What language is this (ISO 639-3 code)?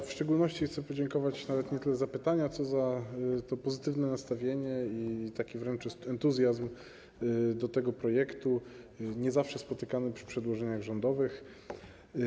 pol